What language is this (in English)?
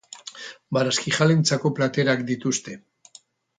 Basque